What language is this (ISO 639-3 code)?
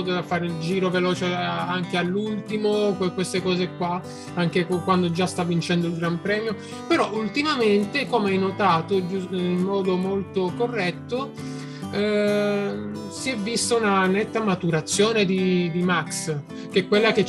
ita